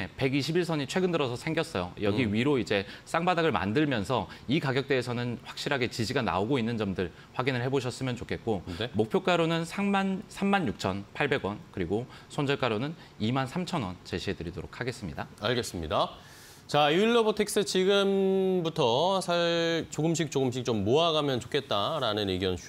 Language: Korean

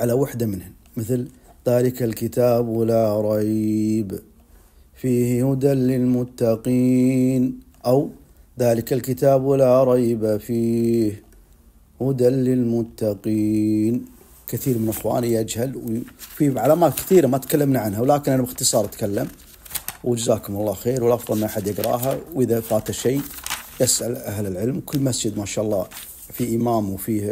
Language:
Arabic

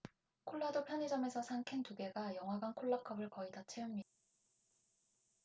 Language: Korean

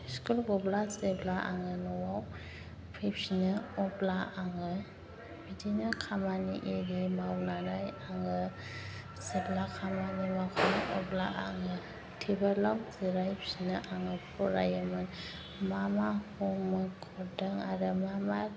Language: Bodo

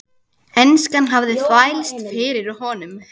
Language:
Icelandic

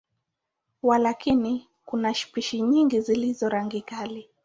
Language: Swahili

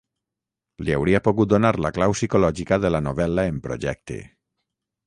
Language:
Catalan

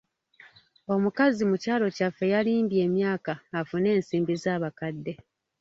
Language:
Ganda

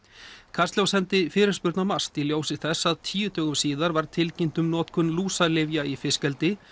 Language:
Icelandic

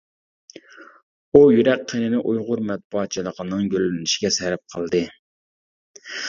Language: Uyghur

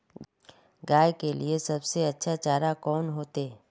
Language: Magahi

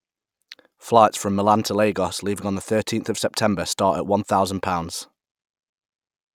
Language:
English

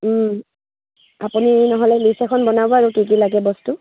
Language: Assamese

